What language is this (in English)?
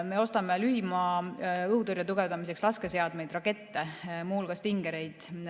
Estonian